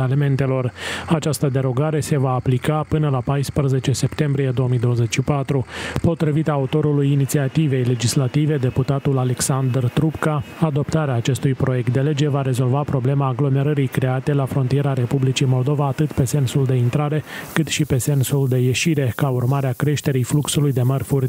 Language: Romanian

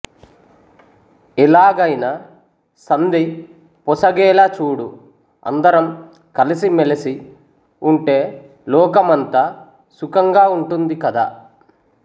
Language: Telugu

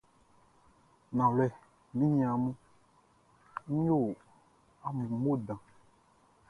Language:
Baoulé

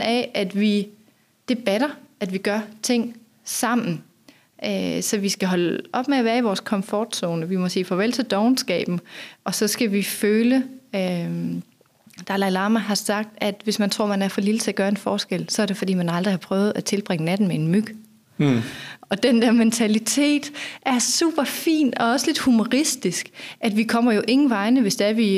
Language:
Danish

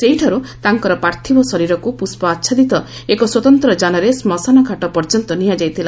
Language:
Odia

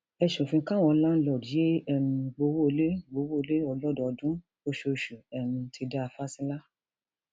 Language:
Yoruba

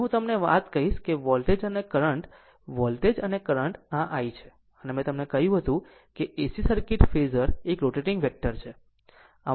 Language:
Gujarati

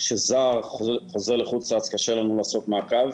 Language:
Hebrew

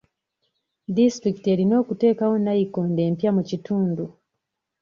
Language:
Ganda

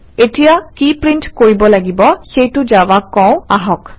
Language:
Assamese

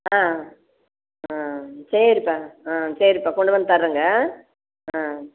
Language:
Tamil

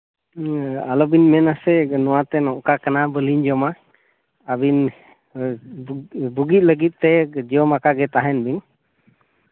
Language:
Santali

